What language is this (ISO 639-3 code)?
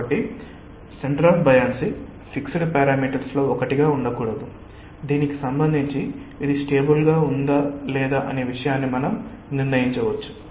tel